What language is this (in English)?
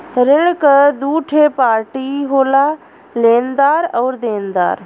Bhojpuri